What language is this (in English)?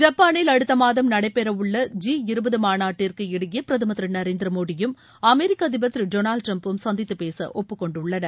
Tamil